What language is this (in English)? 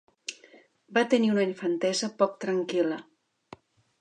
Catalan